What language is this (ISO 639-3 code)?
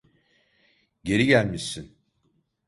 tur